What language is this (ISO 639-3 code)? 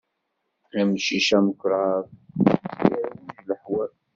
kab